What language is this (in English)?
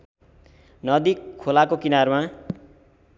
Nepali